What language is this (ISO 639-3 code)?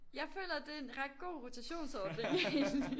dan